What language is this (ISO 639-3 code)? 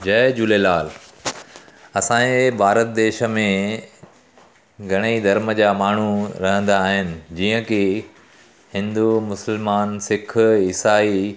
snd